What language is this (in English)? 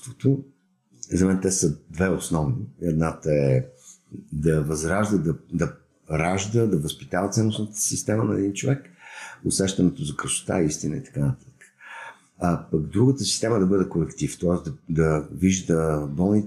Bulgarian